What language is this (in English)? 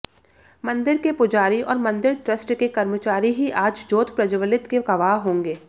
Hindi